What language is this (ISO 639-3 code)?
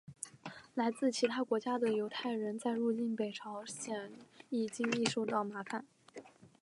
zho